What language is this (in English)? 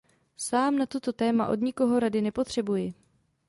Czech